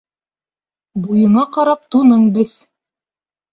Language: Bashkir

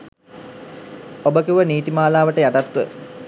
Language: Sinhala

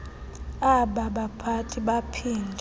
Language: Xhosa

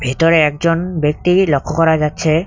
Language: Bangla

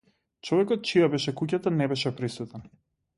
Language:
Macedonian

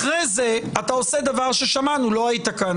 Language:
Hebrew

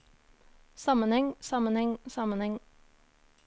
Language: Norwegian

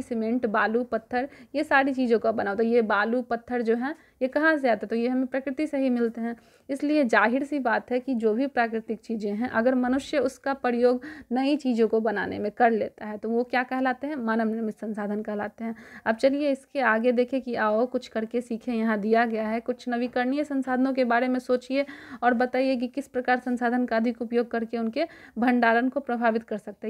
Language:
Hindi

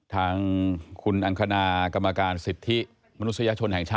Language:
Thai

